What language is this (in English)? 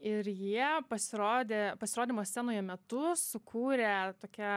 Lithuanian